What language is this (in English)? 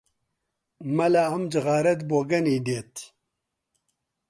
Central Kurdish